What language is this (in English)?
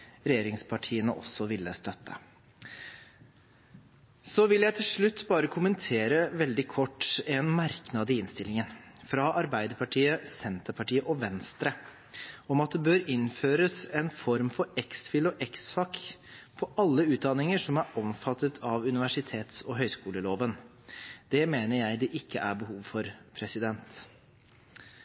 Norwegian Bokmål